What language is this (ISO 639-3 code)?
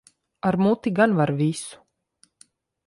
lav